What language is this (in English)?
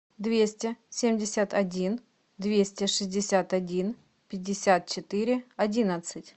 Russian